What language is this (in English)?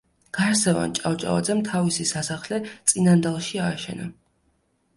Georgian